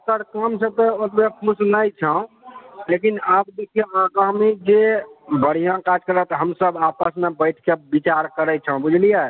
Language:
Maithili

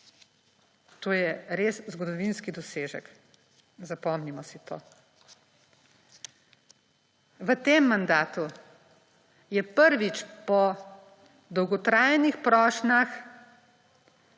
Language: Slovenian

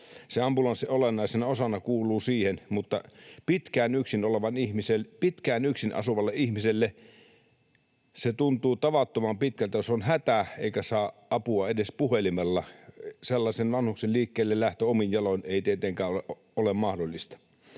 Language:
Finnish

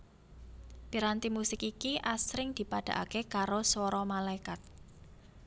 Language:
Javanese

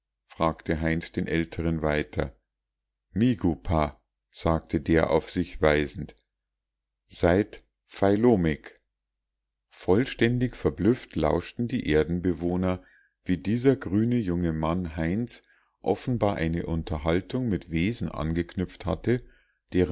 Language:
German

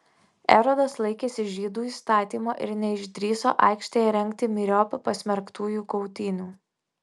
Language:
Lithuanian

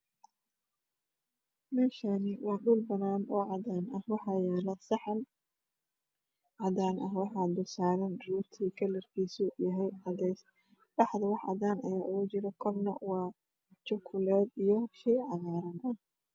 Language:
Somali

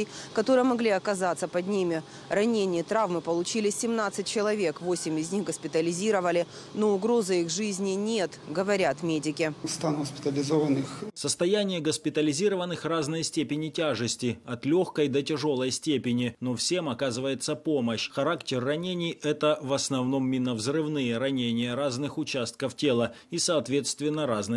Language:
Russian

